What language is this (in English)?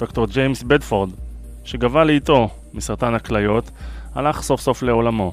Hebrew